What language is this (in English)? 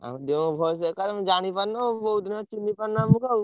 Odia